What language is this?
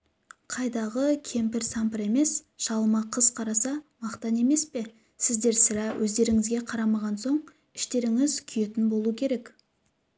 Kazakh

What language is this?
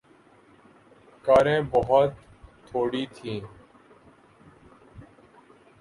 Urdu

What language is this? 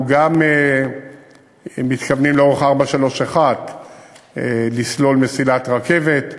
Hebrew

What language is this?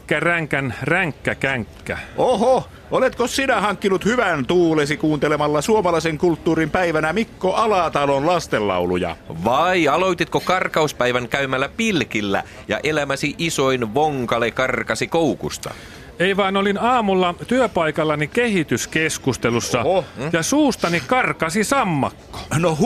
Finnish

